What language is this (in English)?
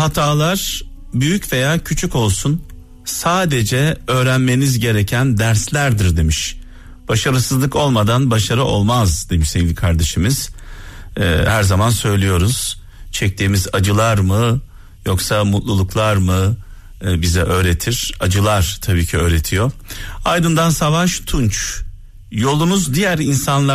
Turkish